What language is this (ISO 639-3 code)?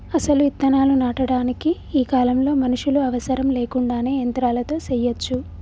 tel